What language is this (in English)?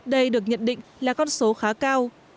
Vietnamese